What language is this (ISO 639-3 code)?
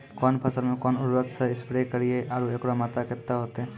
mai